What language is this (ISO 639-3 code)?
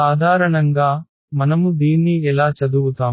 tel